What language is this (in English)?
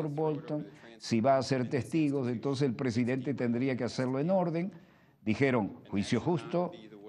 Spanish